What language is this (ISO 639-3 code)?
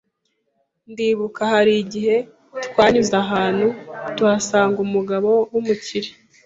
kin